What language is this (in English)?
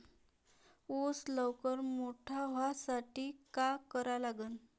Marathi